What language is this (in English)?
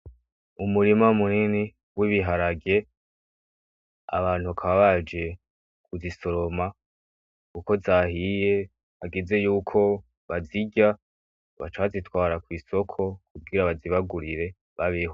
Rundi